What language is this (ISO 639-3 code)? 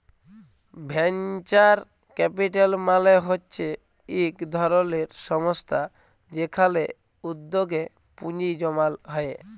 ben